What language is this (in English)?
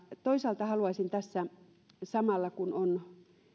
Finnish